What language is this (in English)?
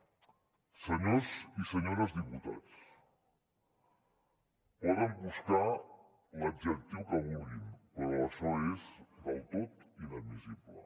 Catalan